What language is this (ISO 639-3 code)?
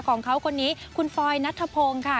tha